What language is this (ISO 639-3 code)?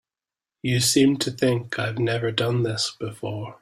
eng